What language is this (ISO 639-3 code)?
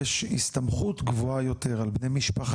heb